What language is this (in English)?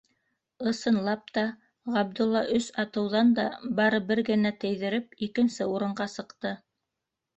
Bashkir